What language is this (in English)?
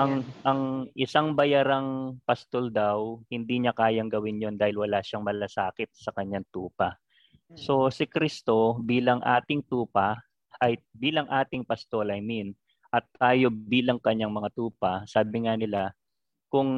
Filipino